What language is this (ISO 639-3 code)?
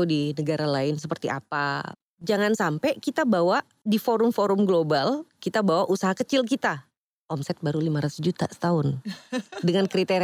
ind